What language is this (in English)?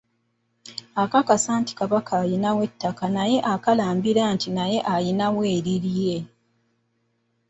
Ganda